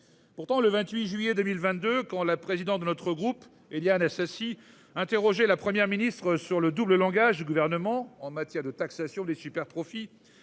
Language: French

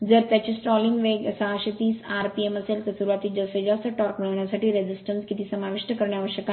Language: Marathi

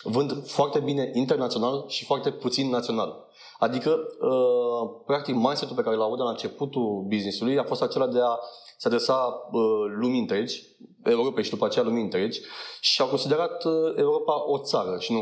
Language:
Romanian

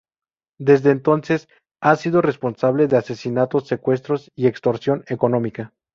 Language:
Spanish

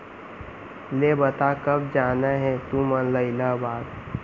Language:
Chhattisgarhi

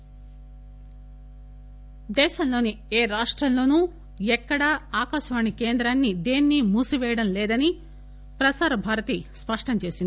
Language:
Telugu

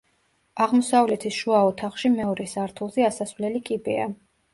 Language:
Georgian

